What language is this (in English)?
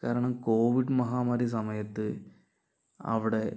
Malayalam